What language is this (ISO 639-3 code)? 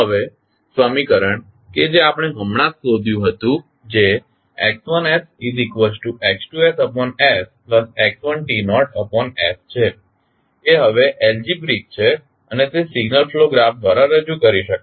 guj